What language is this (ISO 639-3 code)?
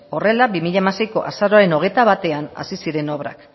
eus